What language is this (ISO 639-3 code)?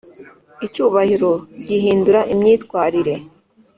kin